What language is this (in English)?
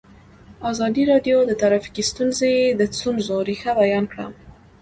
Pashto